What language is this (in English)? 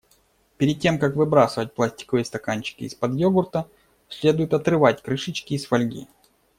Russian